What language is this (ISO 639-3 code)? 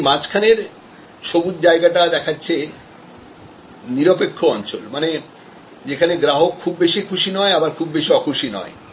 ben